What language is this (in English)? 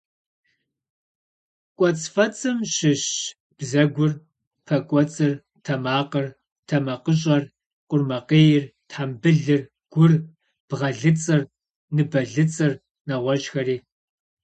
Kabardian